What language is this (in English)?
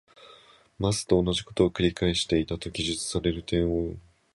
Japanese